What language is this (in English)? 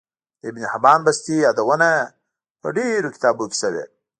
Pashto